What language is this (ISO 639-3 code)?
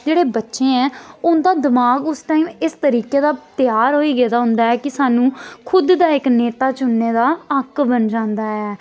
doi